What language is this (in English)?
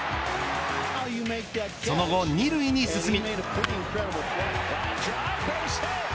Japanese